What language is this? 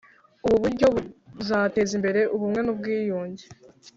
Kinyarwanda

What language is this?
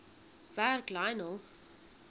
Afrikaans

